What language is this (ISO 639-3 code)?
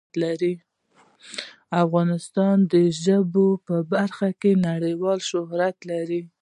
pus